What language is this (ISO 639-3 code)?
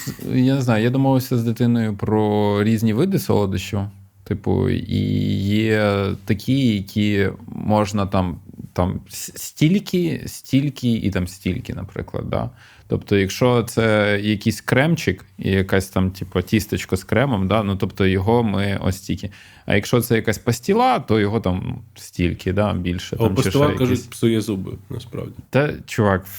ukr